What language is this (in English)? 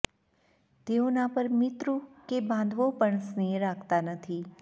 Gujarati